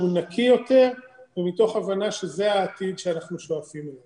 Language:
Hebrew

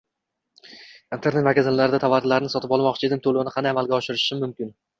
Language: Uzbek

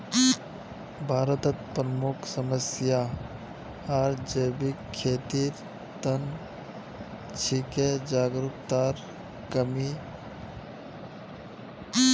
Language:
Magahi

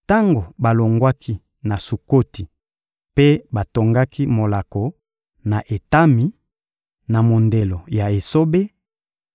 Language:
Lingala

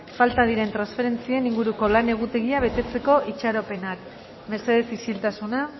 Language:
Basque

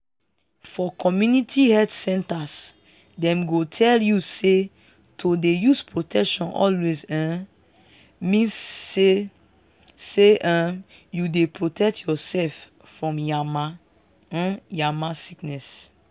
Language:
Nigerian Pidgin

